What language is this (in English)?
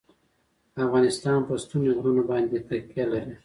Pashto